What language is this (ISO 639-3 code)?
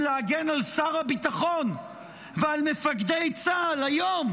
heb